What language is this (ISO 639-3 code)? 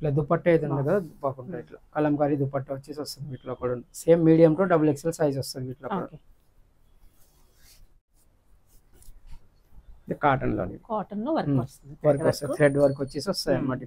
tel